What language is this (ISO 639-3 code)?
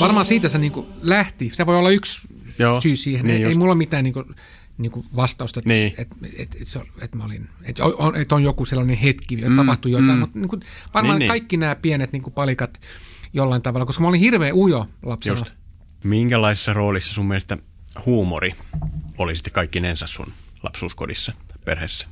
fin